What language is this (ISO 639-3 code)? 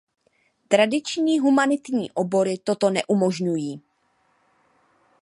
ces